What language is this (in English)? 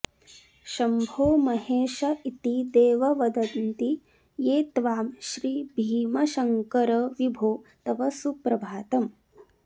Sanskrit